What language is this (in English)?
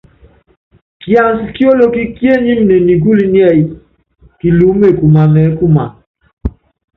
Yangben